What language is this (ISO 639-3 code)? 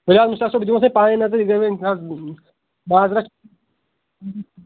kas